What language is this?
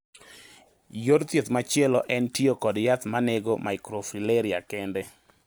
Luo (Kenya and Tanzania)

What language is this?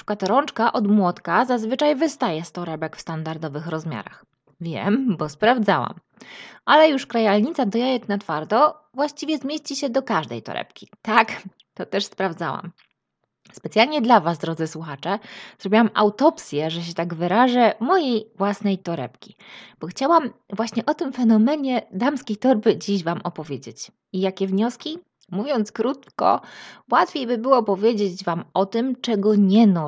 Polish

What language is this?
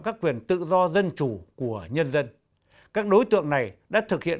Vietnamese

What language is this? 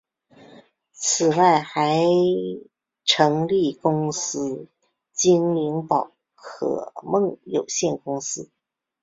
Chinese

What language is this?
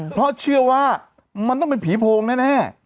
Thai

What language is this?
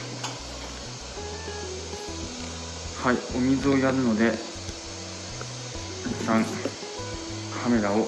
Japanese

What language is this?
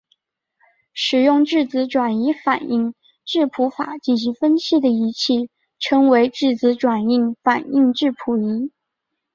Chinese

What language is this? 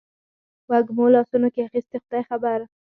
Pashto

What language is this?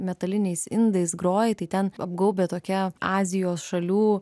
Lithuanian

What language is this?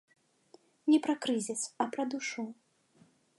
Belarusian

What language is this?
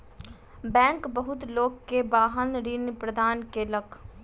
Maithili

